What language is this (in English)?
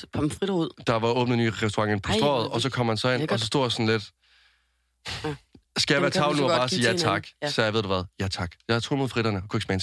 Danish